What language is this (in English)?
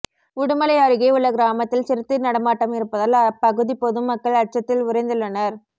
Tamil